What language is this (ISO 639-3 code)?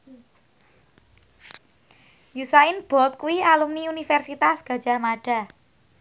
jav